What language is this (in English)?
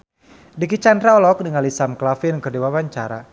Sundanese